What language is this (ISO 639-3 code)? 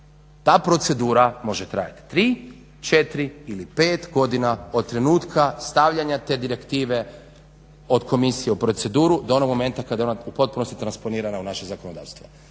hrv